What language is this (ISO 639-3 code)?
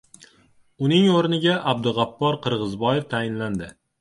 uzb